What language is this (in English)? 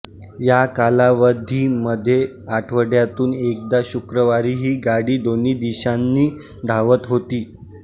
Marathi